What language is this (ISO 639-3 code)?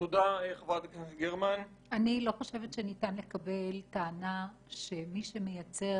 heb